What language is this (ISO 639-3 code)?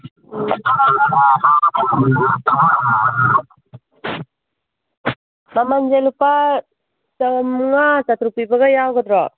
mni